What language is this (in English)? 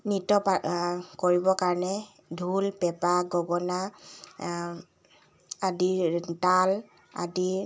Assamese